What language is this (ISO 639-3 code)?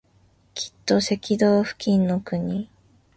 jpn